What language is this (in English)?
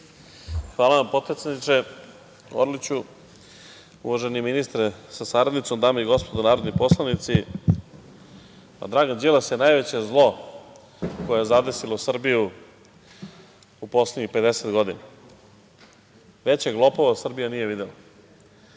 Serbian